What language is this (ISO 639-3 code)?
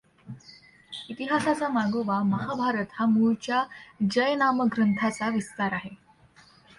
mar